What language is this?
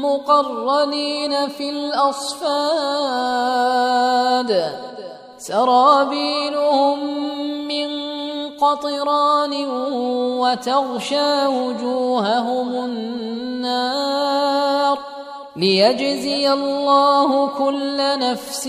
Arabic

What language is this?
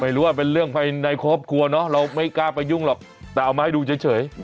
Thai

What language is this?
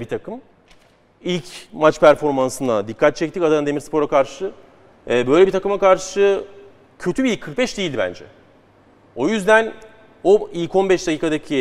Turkish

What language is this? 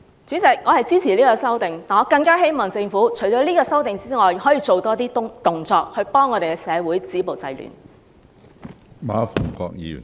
Cantonese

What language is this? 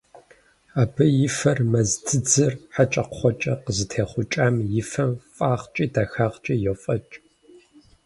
Kabardian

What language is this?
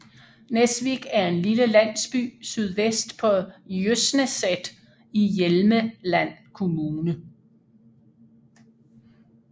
Danish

